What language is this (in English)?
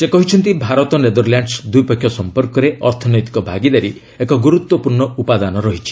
Odia